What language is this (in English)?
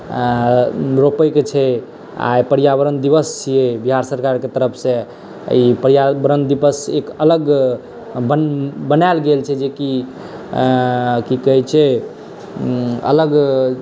Maithili